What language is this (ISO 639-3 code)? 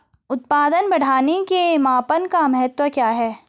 hin